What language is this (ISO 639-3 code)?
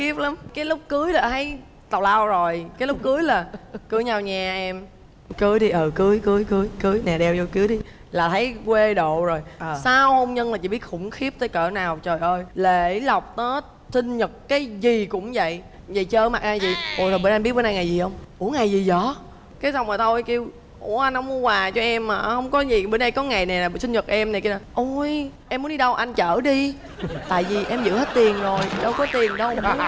vie